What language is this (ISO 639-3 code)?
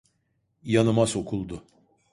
tur